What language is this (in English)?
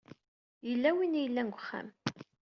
Kabyle